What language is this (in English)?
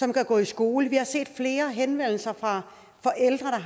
Danish